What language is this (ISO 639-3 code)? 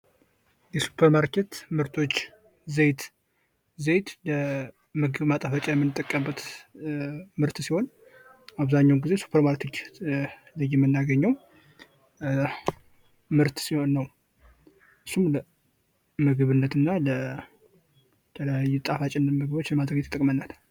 amh